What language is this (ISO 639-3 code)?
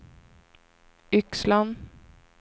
swe